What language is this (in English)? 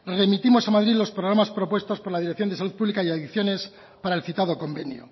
Spanish